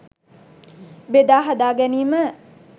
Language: Sinhala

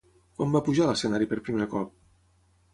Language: Catalan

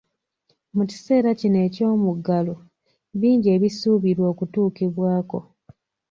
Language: Ganda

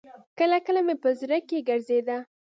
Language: Pashto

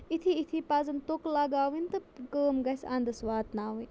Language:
Kashmiri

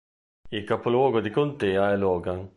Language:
Italian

